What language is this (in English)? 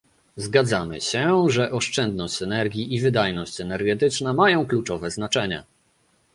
Polish